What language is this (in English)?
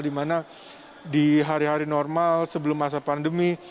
Indonesian